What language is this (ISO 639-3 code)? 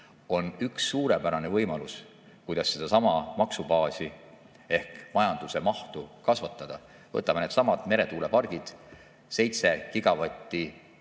est